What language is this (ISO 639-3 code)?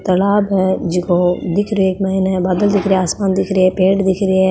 mwr